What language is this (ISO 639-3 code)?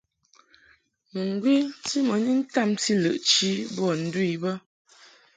mhk